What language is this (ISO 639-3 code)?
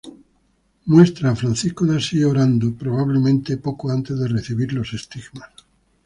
spa